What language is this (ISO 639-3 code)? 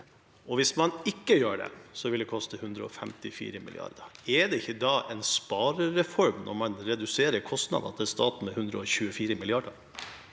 nor